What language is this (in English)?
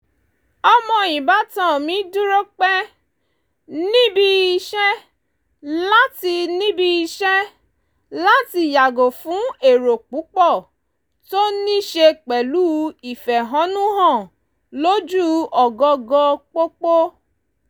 Yoruba